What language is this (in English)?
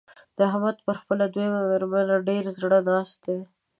Pashto